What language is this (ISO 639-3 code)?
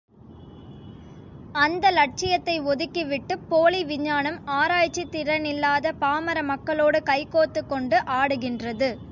tam